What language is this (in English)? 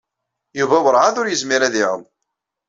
Kabyle